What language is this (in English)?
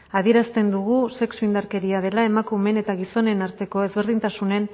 Basque